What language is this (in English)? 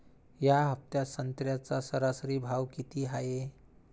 Marathi